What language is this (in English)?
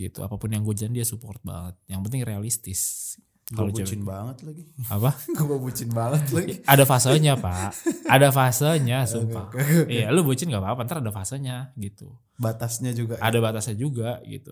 Indonesian